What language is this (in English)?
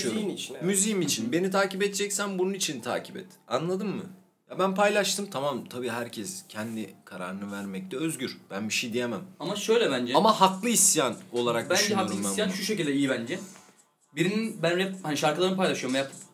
Turkish